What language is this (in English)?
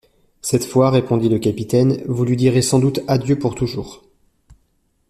French